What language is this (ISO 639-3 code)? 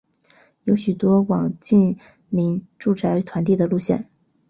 zho